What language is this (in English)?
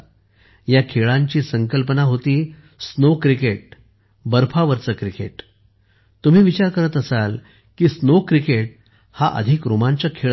Marathi